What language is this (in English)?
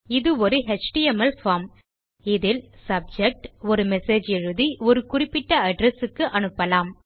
Tamil